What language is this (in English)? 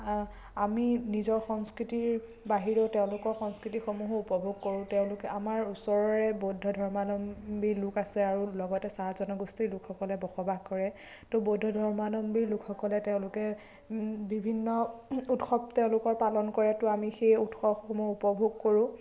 Assamese